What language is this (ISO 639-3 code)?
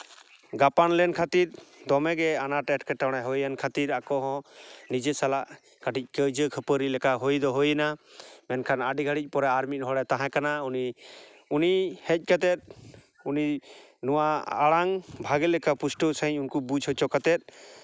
sat